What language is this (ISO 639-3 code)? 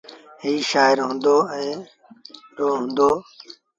sbn